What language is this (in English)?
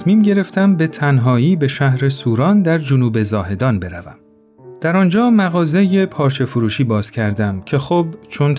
Persian